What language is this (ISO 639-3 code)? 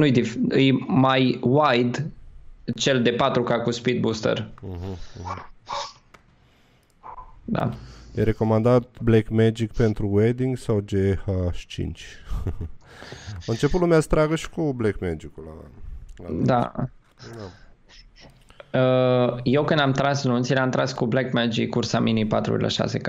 ron